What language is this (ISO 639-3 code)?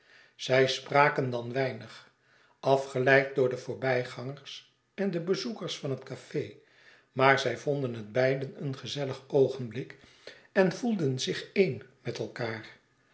nld